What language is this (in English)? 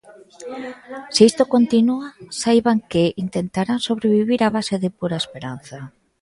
Galician